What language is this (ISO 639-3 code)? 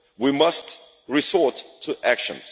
eng